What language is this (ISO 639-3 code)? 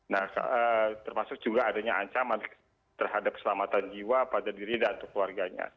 ind